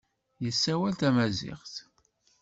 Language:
Kabyle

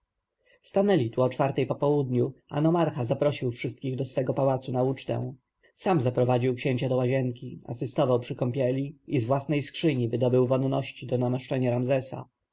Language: Polish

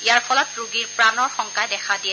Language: Assamese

